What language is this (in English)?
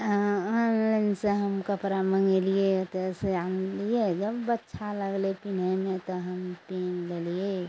Maithili